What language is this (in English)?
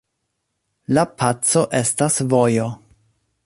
Esperanto